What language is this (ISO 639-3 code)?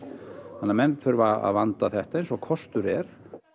isl